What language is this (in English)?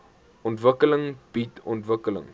Afrikaans